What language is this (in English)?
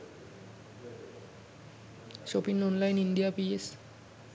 Sinhala